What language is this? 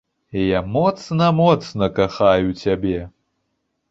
Belarusian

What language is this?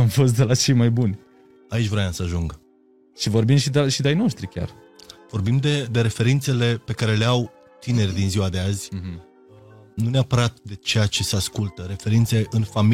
Romanian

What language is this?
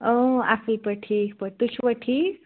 Kashmiri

